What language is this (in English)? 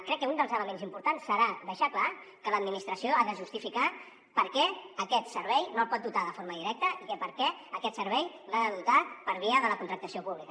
Catalan